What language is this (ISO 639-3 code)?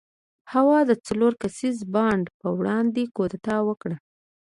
pus